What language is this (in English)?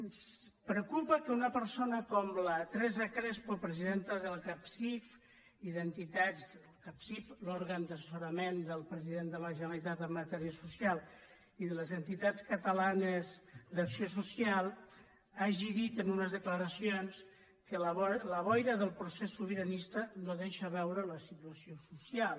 Catalan